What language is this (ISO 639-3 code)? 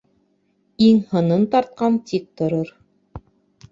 bak